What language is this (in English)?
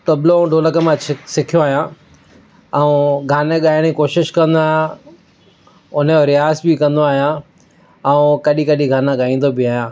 Sindhi